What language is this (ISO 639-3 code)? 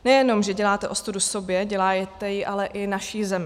ces